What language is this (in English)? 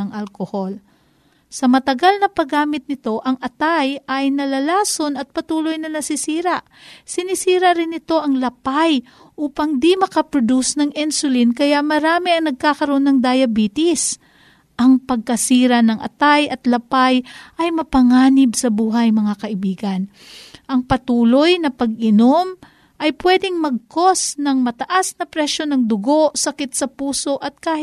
Filipino